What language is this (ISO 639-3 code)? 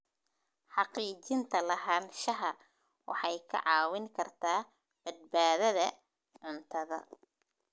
som